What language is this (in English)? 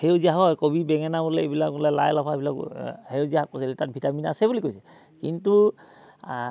Assamese